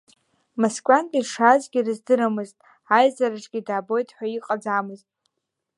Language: Abkhazian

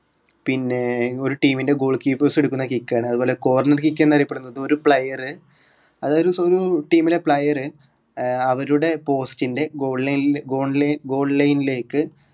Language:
Malayalam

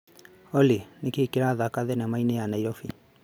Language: Kikuyu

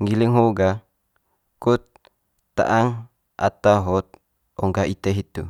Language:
Manggarai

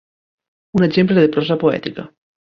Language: Catalan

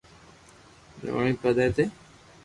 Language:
Loarki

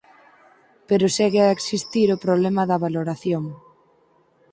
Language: Galician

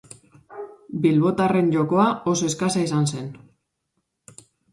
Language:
Basque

